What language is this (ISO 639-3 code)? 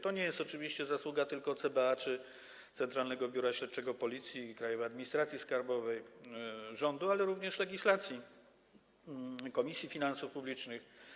pol